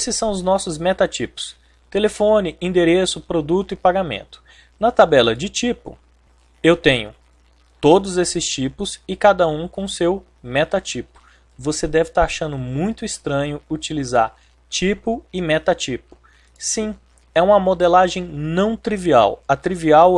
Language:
Portuguese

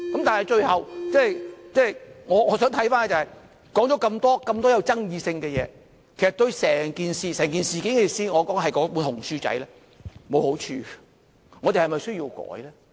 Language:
Cantonese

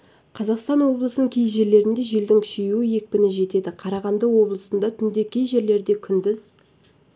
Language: Kazakh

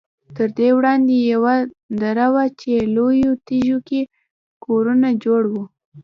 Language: Pashto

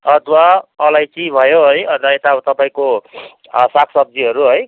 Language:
Nepali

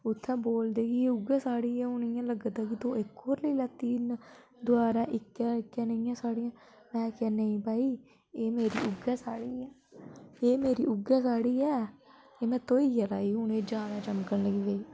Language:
Dogri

